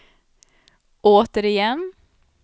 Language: Swedish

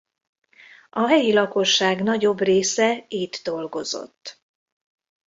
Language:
Hungarian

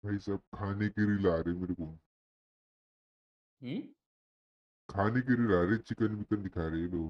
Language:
Hindi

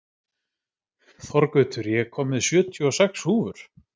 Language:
Icelandic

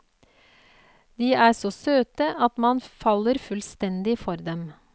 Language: Norwegian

